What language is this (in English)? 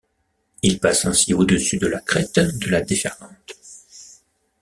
French